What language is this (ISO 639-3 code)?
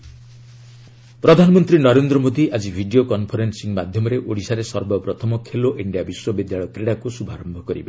ori